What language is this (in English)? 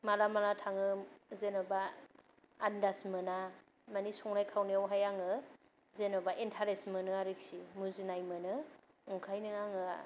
Bodo